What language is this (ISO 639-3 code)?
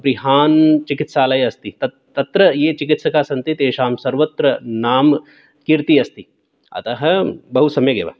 san